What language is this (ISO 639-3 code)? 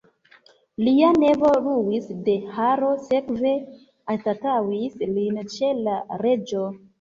epo